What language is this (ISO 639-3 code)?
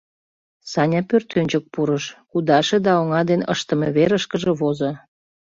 chm